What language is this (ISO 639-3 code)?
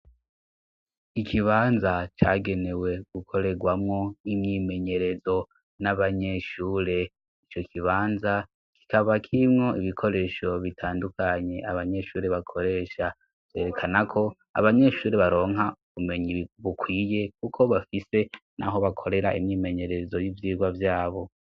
run